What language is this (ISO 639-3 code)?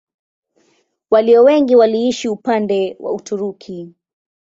swa